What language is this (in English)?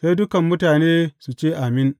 Hausa